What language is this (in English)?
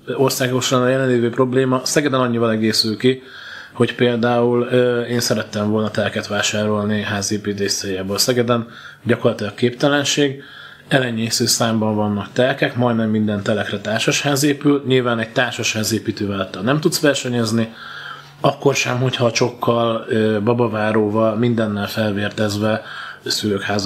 Hungarian